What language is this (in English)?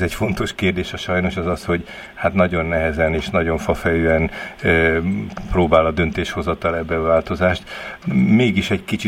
Hungarian